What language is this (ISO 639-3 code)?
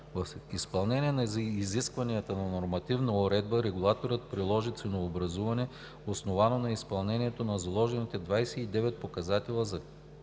bul